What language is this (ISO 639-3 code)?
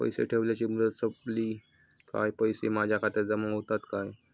mar